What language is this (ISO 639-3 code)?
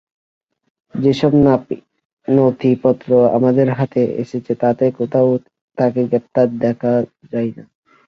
ben